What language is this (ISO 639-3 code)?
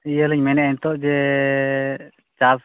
sat